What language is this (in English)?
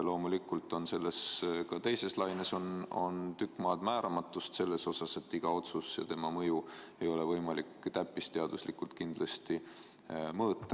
Estonian